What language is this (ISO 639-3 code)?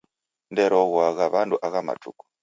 dav